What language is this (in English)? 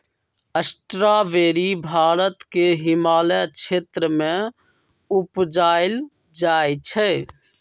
Magahi